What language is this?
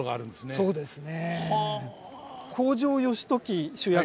Japanese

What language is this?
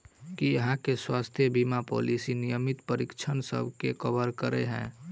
Maithili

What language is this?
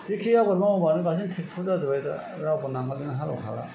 Bodo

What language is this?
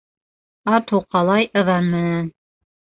Bashkir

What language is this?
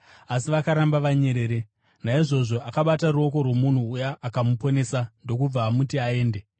Shona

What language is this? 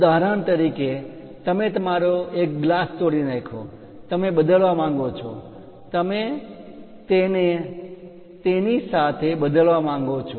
Gujarati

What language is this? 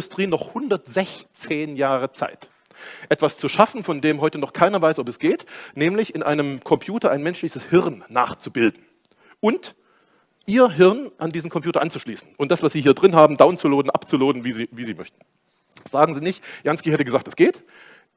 German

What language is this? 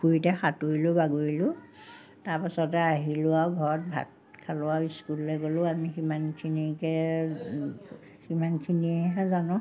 Assamese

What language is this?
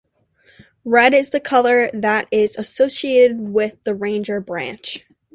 English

